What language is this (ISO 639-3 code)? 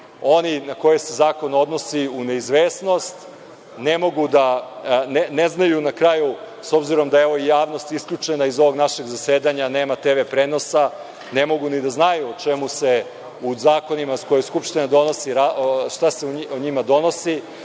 srp